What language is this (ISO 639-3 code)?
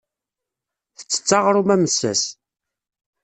kab